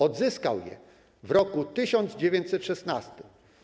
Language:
Polish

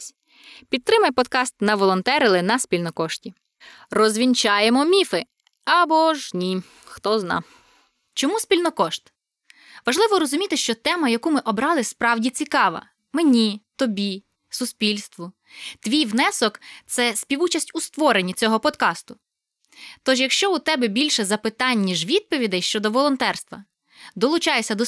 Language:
Ukrainian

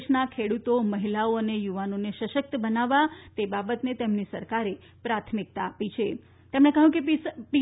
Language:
Gujarati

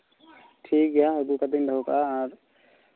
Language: Santali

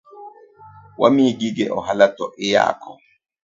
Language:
Luo (Kenya and Tanzania)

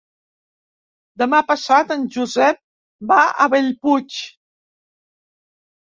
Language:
Catalan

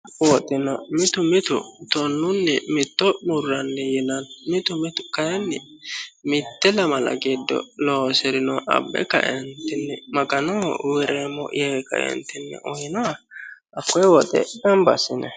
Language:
Sidamo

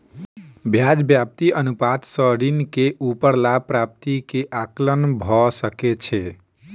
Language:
Maithili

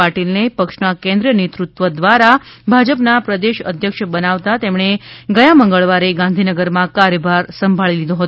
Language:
Gujarati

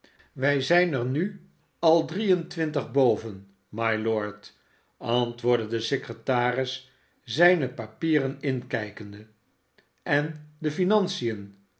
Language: Dutch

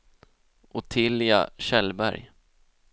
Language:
Swedish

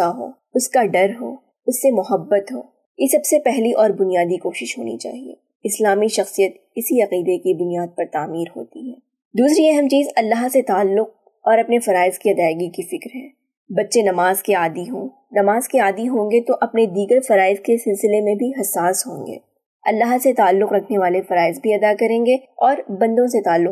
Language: Urdu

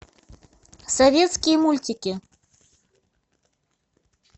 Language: Russian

